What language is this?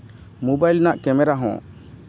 Santali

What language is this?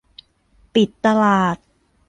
Thai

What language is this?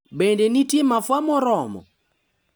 Luo (Kenya and Tanzania)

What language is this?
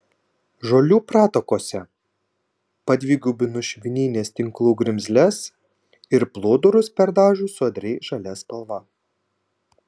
Lithuanian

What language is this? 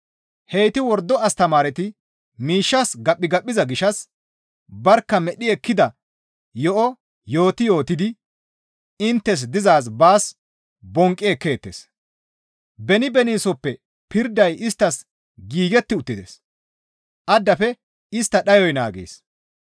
Gamo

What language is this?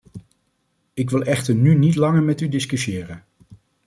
Dutch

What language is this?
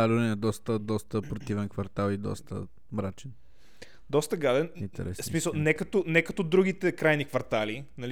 Bulgarian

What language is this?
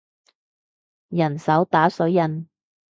Cantonese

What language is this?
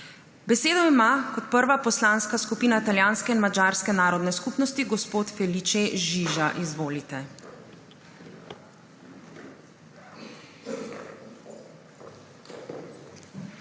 Slovenian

